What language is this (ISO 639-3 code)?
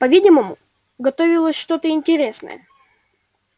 rus